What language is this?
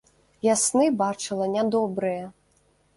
Belarusian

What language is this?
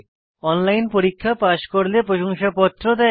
Bangla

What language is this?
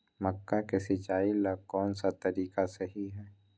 Magahi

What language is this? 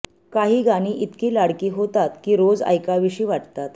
Marathi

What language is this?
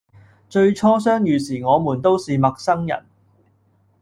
Cantonese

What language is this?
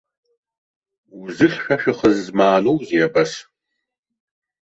Abkhazian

